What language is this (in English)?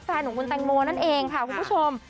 Thai